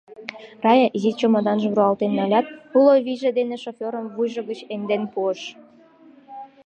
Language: Mari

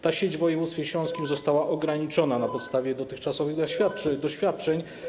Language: Polish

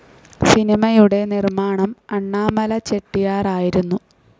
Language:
Malayalam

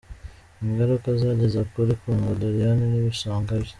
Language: Kinyarwanda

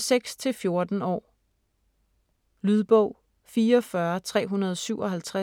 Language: Danish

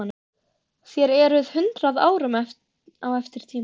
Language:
Icelandic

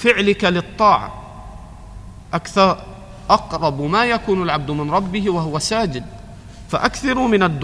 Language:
Arabic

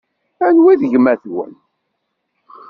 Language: Kabyle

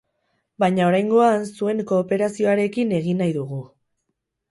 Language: Basque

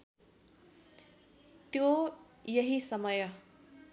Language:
Nepali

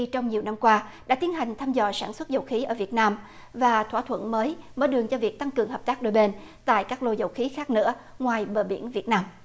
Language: Vietnamese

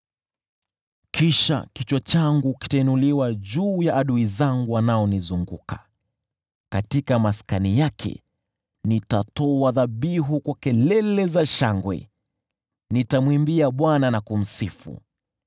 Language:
Swahili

